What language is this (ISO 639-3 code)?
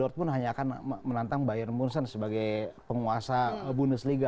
ind